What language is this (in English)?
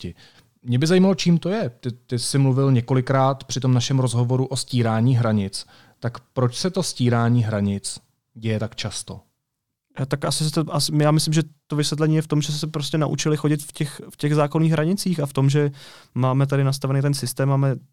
Czech